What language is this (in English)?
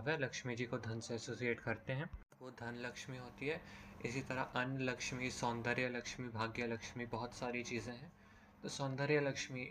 Hindi